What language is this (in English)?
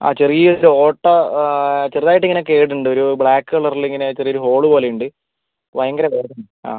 Malayalam